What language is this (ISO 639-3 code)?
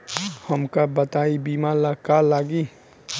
bho